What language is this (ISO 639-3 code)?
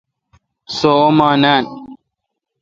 xka